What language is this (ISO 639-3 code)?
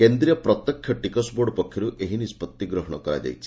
ori